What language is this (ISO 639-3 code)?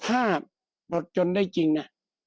tha